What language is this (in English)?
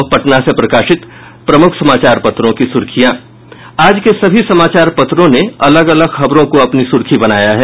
Hindi